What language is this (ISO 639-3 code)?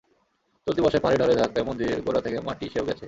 ben